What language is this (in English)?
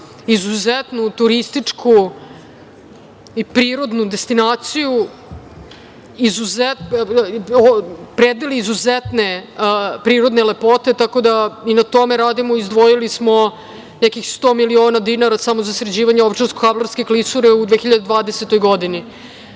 Serbian